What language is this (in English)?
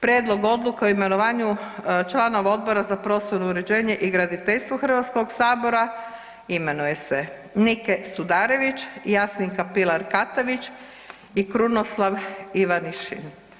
Croatian